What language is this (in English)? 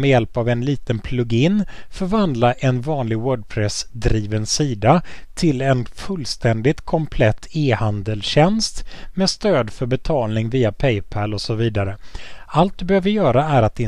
Swedish